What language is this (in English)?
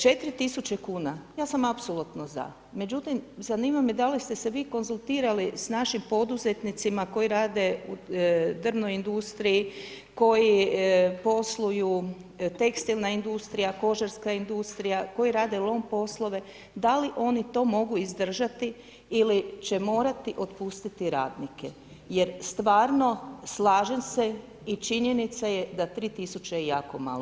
Croatian